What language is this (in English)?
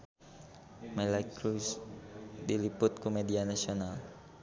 Sundanese